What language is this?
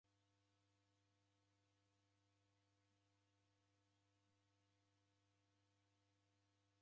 Taita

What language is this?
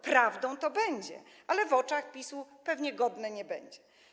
Polish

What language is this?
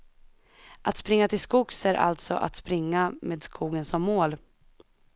Swedish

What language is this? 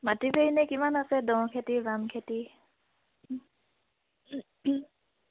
Assamese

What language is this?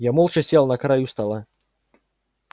Russian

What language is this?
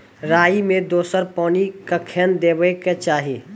Maithili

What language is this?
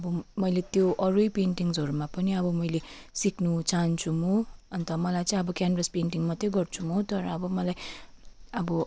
Nepali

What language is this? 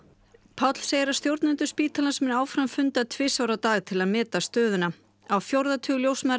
Icelandic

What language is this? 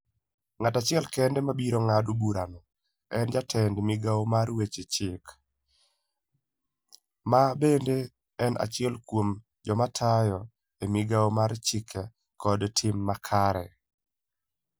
Luo (Kenya and Tanzania)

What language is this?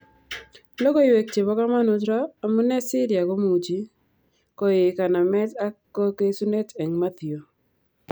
Kalenjin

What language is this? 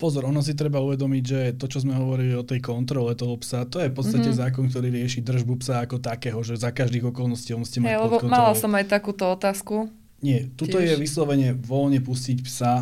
Slovak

